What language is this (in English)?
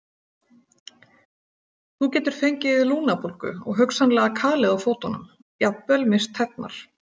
Icelandic